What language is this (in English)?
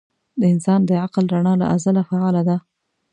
Pashto